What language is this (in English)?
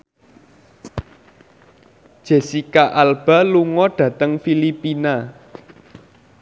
Javanese